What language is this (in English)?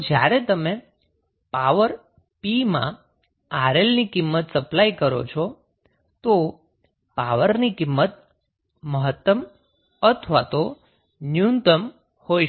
Gujarati